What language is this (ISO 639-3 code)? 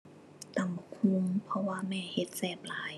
tha